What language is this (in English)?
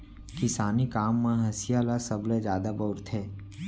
Chhattisgarhi